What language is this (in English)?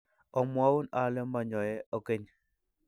Kalenjin